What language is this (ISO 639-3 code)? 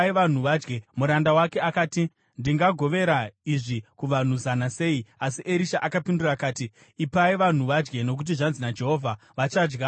sna